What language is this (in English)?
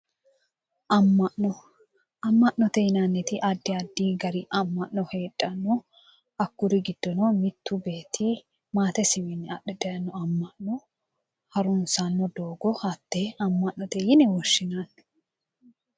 Sidamo